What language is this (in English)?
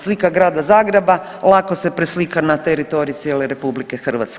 Croatian